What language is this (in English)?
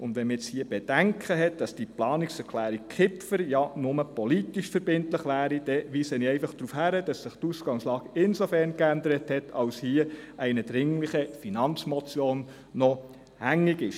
Swiss German